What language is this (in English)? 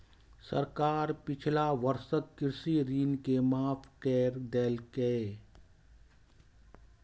Maithili